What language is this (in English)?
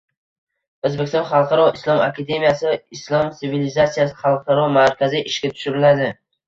Uzbek